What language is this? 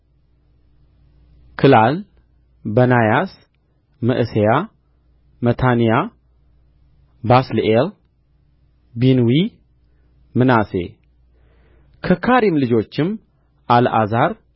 Amharic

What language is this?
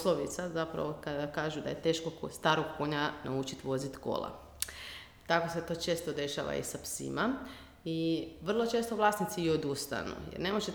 Croatian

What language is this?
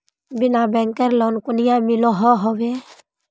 Magahi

